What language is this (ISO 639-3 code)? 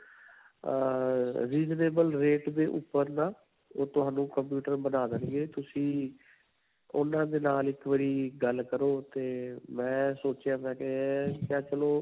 pan